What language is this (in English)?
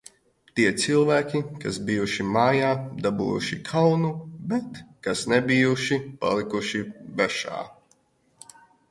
Latvian